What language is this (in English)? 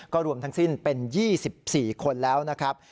Thai